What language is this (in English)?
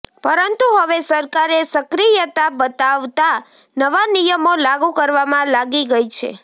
Gujarati